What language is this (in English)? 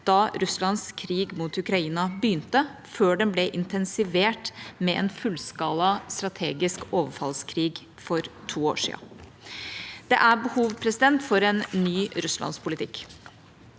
Norwegian